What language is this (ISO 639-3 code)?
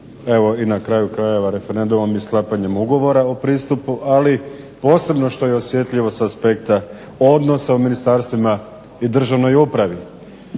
hrv